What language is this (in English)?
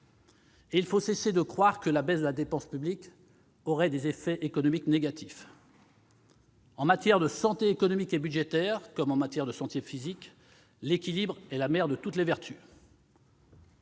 French